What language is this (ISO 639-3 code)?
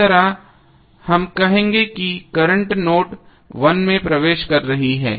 hin